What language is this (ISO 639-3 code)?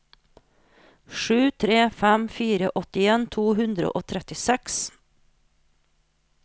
nor